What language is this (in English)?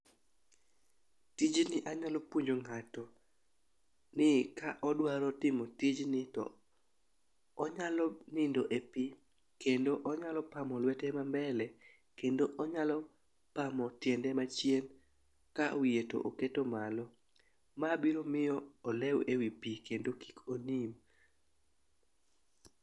Luo (Kenya and Tanzania)